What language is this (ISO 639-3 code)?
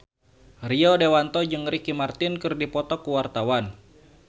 sun